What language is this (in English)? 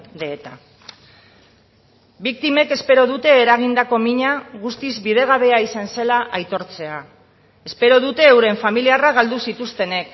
Basque